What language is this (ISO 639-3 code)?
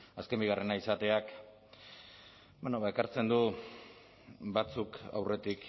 eus